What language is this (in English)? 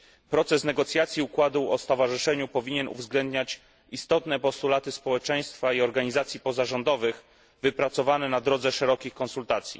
Polish